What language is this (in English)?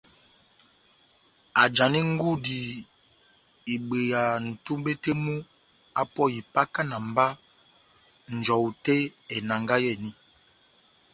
Batanga